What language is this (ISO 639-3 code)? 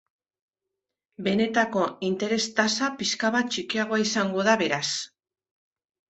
eus